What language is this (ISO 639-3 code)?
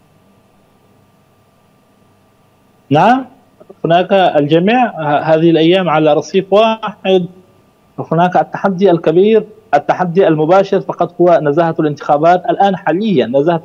ara